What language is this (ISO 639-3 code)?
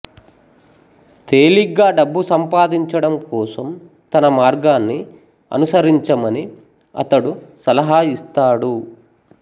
tel